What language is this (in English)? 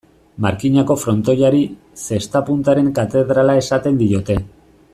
Basque